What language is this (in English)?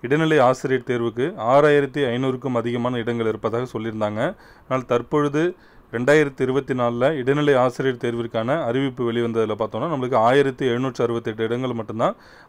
Tamil